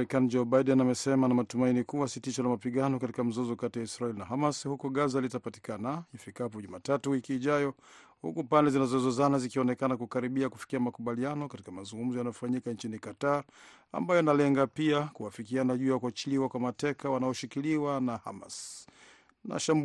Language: Swahili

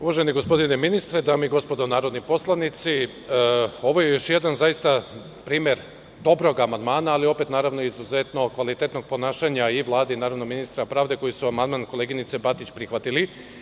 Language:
Serbian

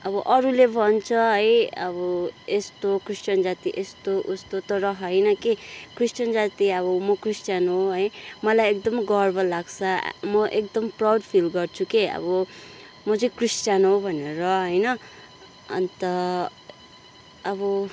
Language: Nepali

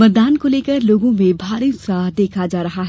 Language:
Hindi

